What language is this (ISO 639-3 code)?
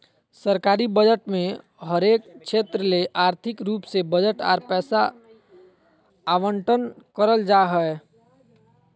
mag